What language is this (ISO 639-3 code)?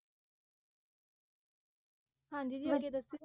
pan